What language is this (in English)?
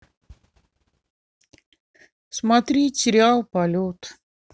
Russian